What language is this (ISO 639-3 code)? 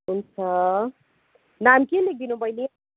nep